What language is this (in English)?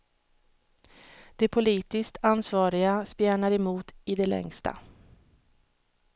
Swedish